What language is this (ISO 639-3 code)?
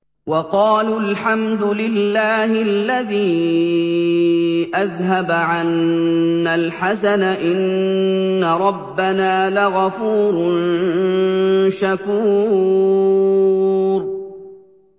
ara